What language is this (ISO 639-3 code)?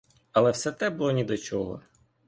ukr